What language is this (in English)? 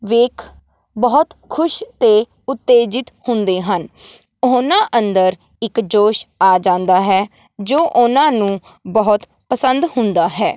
Punjabi